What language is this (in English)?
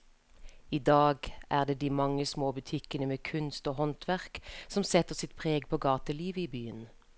Norwegian